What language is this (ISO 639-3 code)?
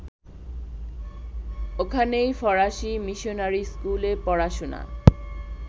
ben